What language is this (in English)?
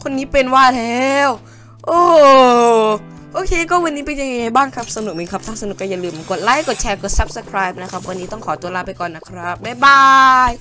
Thai